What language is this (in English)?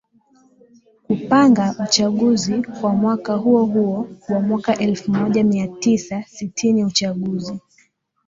Swahili